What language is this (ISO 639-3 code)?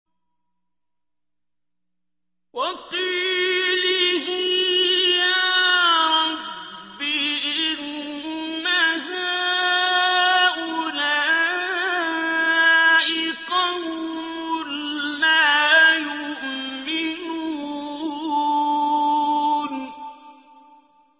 ara